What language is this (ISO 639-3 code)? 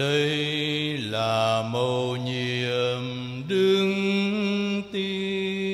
vie